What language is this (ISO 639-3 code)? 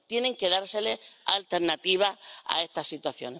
spa